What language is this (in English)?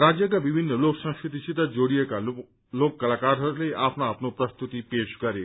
Nepali